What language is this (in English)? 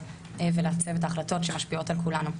Hebrew